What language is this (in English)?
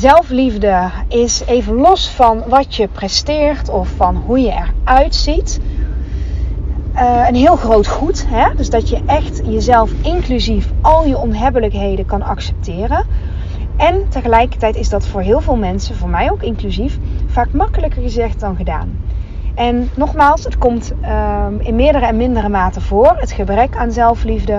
Dutch